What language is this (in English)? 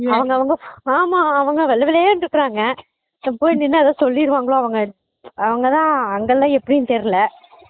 Tamil